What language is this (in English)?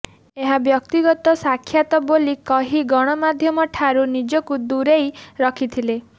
Odia